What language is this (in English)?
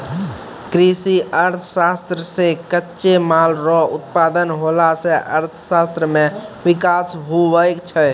Maithili